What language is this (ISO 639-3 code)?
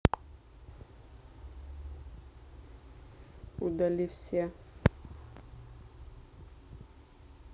rus